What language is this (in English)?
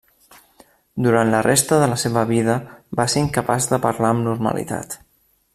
Catalan